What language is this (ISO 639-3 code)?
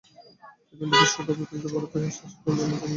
ben